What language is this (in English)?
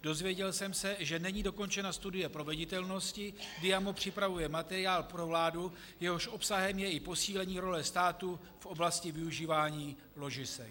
Czech